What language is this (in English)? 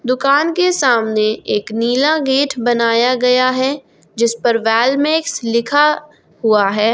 Hindi